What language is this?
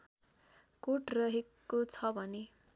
Nepali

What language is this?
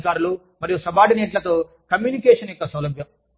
Telugu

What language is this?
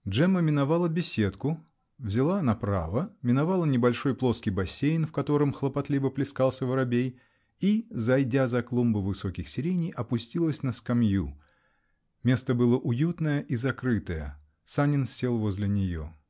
Russian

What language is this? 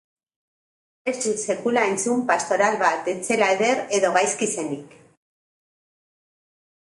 Basque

